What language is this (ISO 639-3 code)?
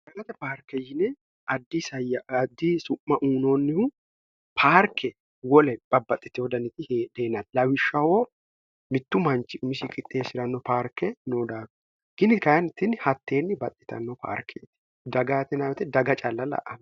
sid